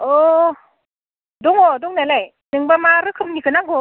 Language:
Bodo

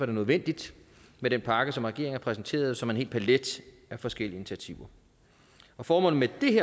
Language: Danish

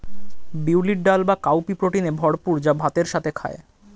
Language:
Bangla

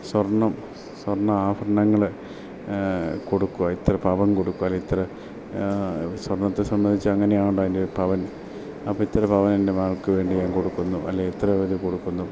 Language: Malayalam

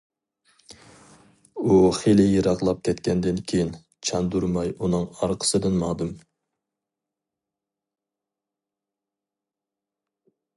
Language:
Uyghur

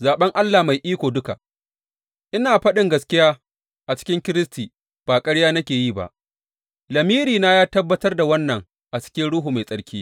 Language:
Hausa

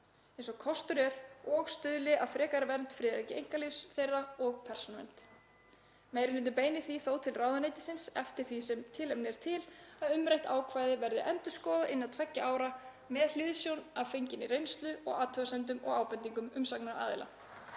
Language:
Icelandic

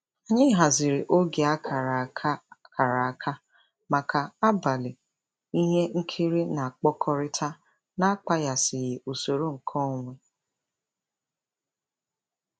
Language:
Igbo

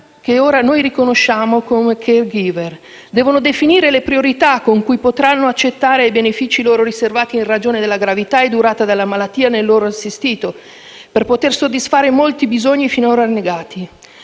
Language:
Italian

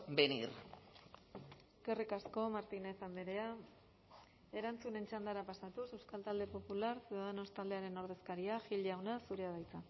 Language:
Basque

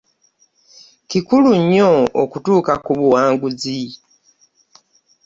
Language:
Ganda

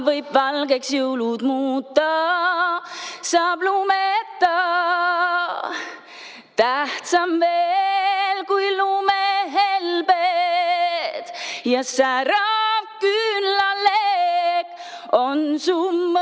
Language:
Estonian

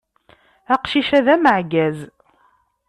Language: Kabyle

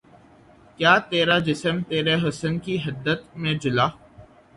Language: Urdu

